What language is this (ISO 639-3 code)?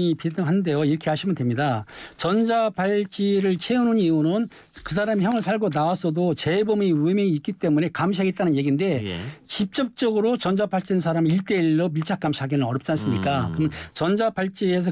kor